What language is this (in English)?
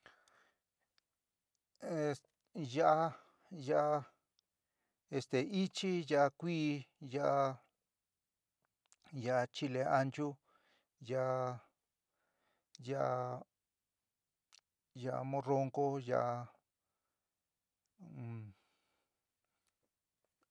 San Miguel El Grande Mixtec